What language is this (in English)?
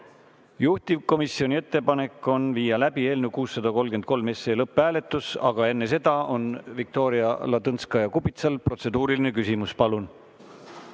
Estonian